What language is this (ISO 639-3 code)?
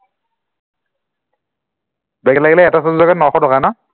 asm